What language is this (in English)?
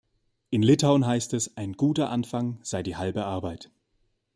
German